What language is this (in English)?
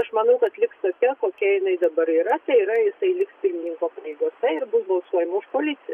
Lithuanian